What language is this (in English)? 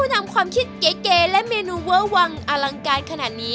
Thai